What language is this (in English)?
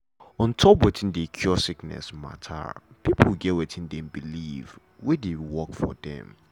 Nigerian Pidgin